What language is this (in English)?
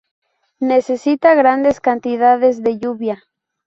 Spanish